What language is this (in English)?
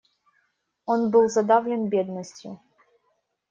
Russian